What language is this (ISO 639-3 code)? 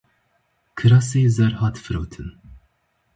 kur